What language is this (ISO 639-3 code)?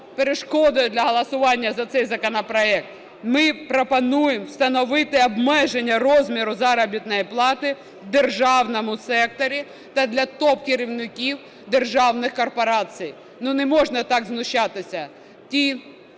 ukr